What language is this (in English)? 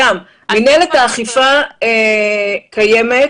Hebrew